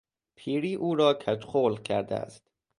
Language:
Persian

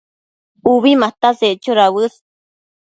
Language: Matsés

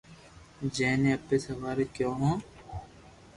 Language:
Loarki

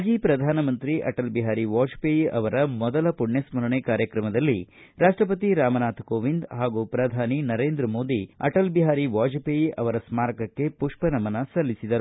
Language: Kannada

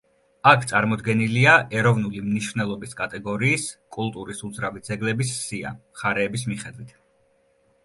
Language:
Georgian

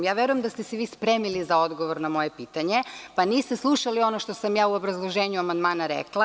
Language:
Serbian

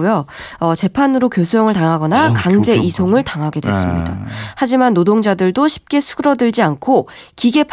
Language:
Korean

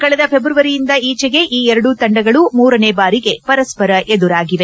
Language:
Kannada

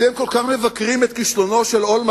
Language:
Hebrew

